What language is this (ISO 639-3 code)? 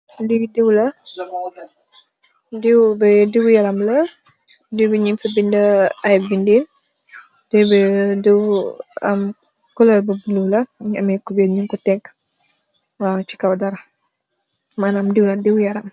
wol